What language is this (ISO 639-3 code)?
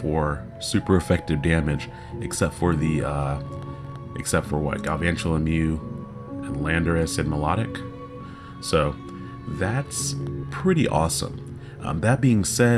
eng